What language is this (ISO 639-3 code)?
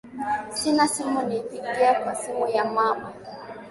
swa